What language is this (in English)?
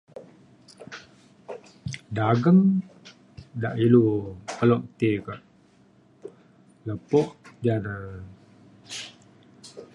Mainstream Kenyah